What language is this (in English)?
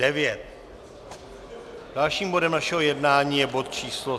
Czech